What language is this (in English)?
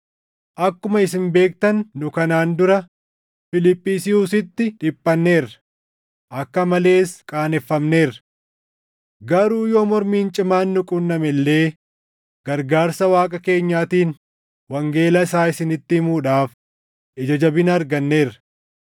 Oromo